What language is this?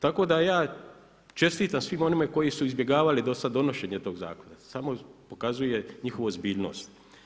Croatian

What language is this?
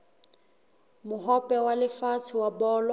Southern Sotho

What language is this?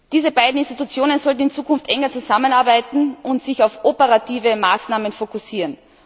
German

